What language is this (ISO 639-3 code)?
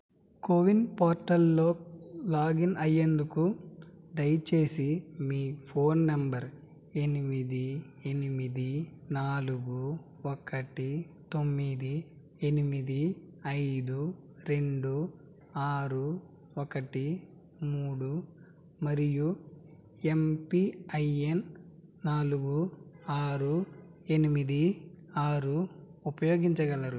tel